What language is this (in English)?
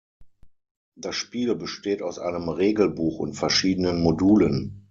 German